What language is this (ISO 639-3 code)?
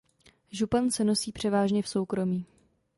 ces